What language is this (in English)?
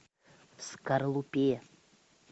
Russian